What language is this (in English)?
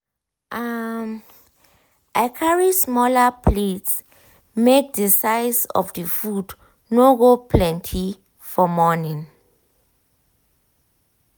Nigerian Pidgin